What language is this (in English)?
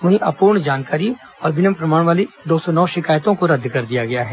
Hindi